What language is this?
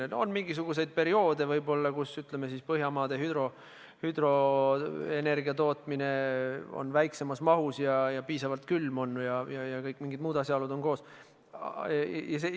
Estonian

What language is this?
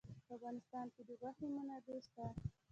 Pashto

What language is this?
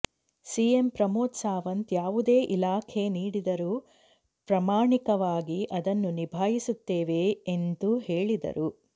Kannada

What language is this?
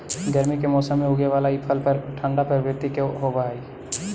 Magahi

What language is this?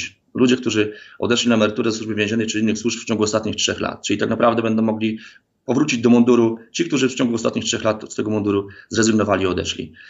Polish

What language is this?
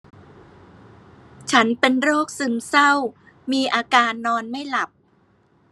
Thai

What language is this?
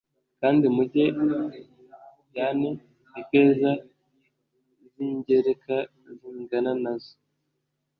Kinyarwanda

